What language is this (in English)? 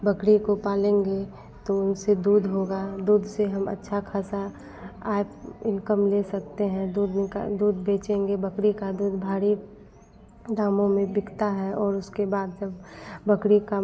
Hindi